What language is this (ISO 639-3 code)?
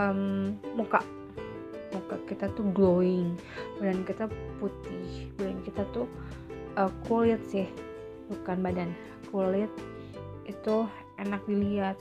ind